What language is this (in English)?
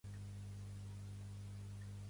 Catalan